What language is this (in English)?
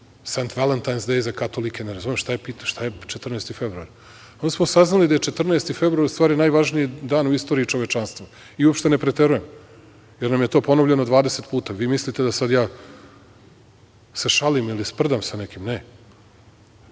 Serbian